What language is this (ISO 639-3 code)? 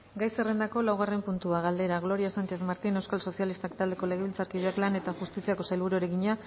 eus